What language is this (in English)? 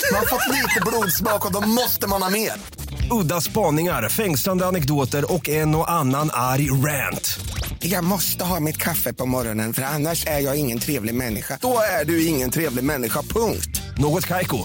Swedish